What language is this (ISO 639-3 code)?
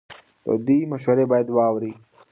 pus